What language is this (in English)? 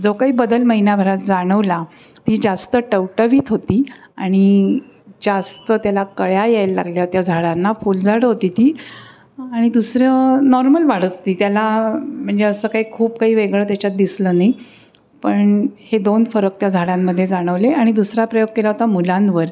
Marathi